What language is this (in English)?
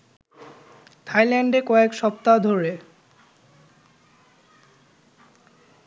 Bangla